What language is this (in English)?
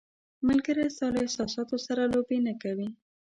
Pashto